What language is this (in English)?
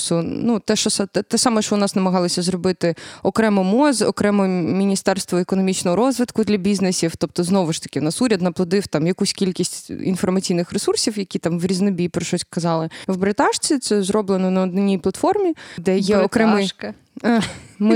Ukrainian